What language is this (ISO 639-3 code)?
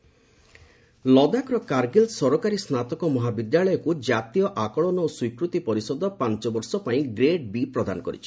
ori